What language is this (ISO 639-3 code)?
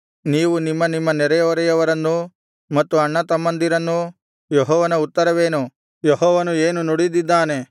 kan